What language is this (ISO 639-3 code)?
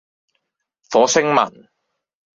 yue